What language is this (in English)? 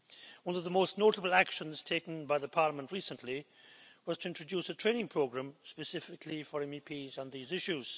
English